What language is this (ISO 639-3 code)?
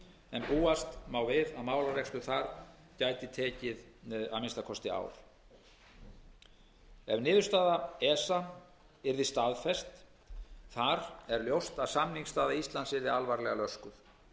isl